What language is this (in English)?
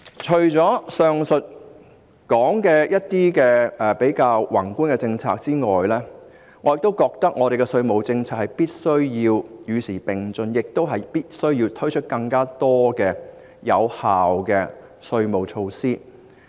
Cantonese